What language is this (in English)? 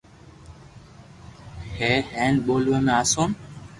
Loarki